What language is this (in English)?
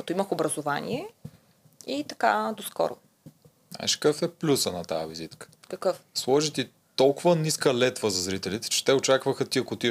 Bulgarian